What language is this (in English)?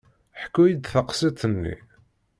Kabyle